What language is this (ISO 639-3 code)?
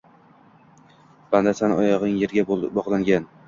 uzb